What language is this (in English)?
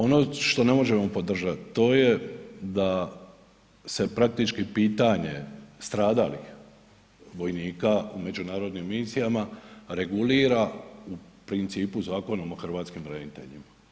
Croatian